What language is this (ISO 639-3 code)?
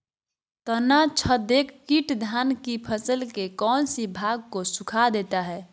mag